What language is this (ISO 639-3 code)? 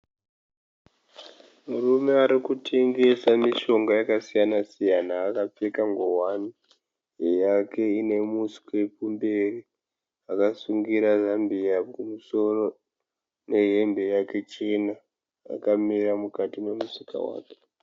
sna